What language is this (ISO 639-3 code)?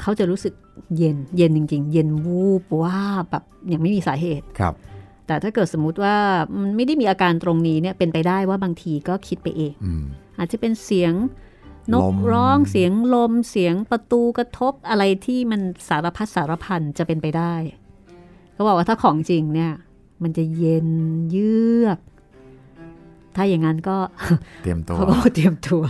tha